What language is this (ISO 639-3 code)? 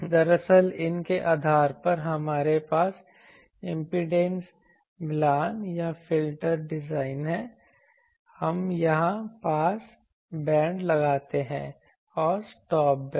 hin